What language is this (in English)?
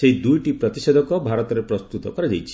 Odia